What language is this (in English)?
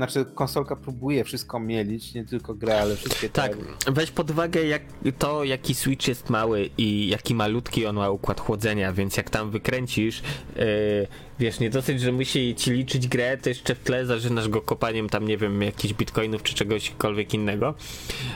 Polish